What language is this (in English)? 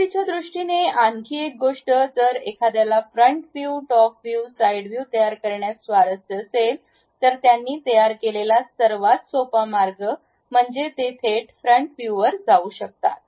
Marathi